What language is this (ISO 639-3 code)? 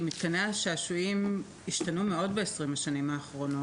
heb